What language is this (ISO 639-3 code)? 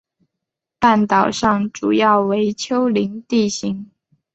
zho